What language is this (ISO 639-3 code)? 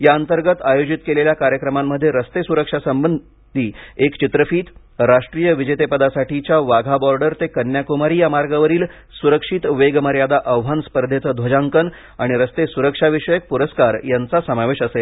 mar